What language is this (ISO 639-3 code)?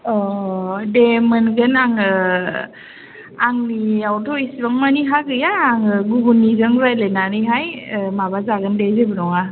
brx